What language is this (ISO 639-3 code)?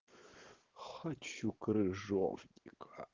rus